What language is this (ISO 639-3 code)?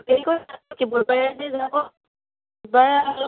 asm